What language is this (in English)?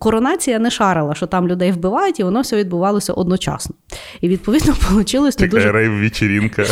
Ukrainian